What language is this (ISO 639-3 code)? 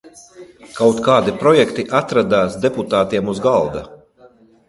lav